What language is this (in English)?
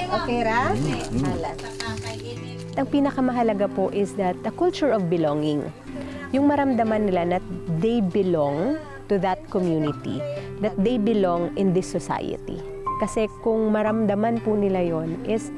Filipino